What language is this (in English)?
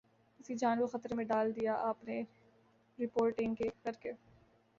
Urdu